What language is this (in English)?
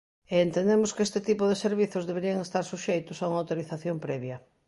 Galician